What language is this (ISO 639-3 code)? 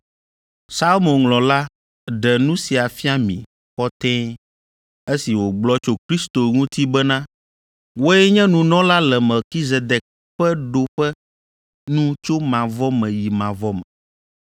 ewe